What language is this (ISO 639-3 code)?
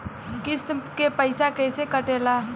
bho